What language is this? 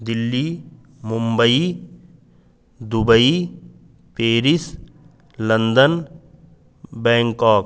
Sanskrit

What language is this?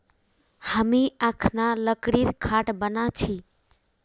Magahi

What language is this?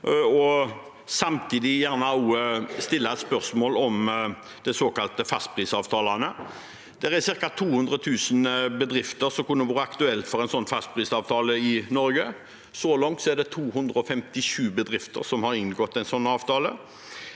Norwegian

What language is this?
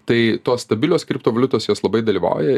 Lithuanian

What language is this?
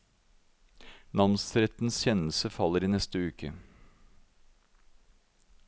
Norwegian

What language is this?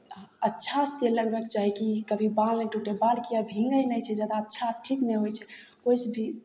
Maithili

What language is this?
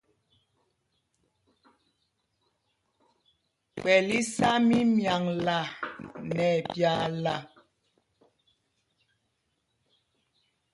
Mpumpong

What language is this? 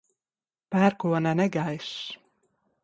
Latvian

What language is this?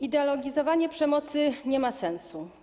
Polish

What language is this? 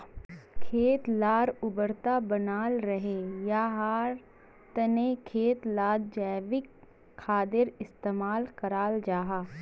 Magahi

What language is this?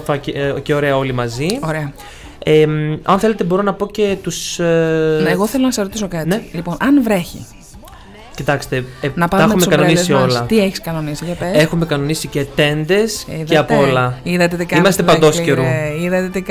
Greek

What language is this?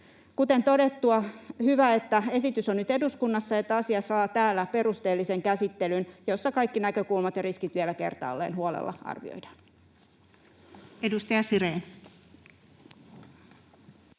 Finnish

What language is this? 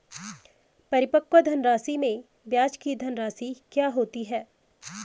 Hindi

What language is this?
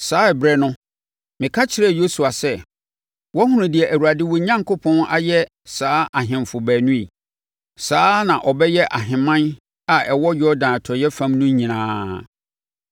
Akan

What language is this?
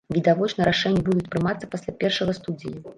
Belarusian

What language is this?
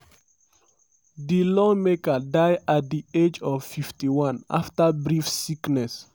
Nigerian Pidgin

